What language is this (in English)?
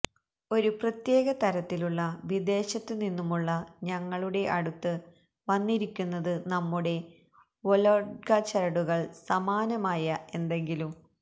Malayalam